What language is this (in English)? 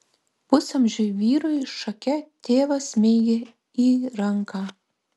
Lithuanian